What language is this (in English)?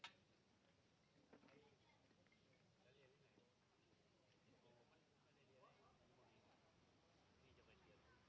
Thai